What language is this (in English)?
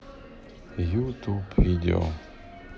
Russian